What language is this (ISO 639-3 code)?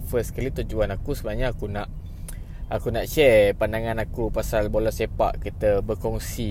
msa